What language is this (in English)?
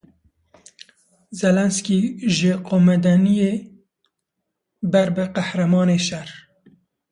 Kurdish